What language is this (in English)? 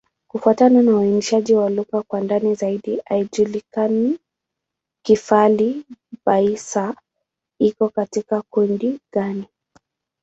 Swahili